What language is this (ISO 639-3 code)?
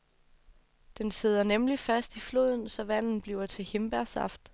dan